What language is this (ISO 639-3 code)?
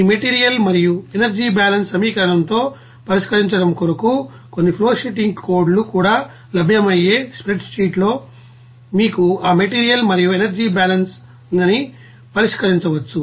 tel